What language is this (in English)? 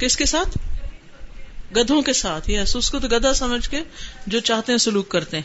Urdu